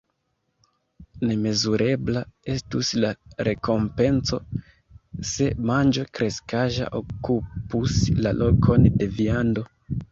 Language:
Esperanto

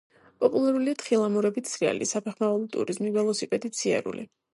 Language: Georgian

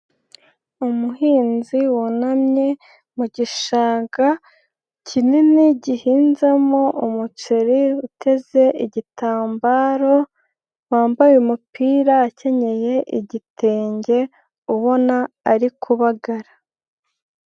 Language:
Kinyarwanda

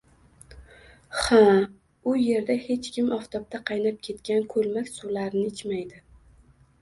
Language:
Uzbek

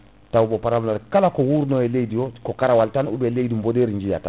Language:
Fula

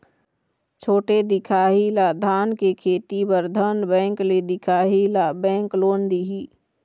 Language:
Chhattisgarhi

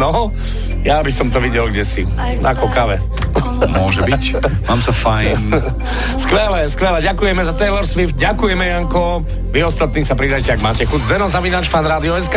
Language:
Slovak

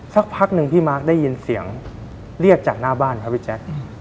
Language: Thai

